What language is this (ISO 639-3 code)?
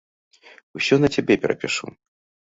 bel